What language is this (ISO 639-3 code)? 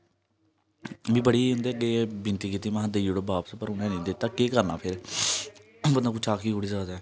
doi